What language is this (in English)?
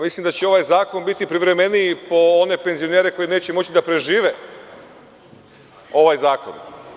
Serbian